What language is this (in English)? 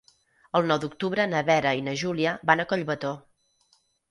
Catalan